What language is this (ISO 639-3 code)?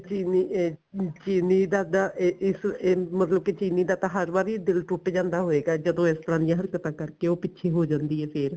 pan